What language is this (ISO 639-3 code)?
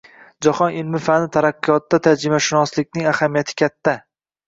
uzb